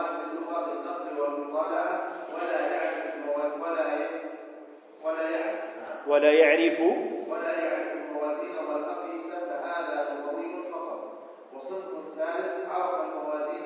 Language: Arabic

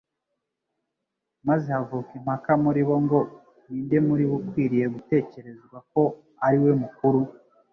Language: Kinyarwanda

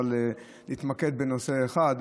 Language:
Hebrew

